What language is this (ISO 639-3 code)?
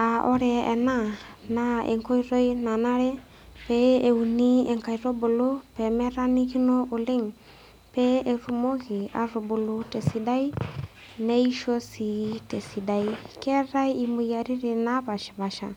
mas